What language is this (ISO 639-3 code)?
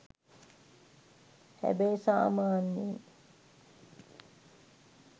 sin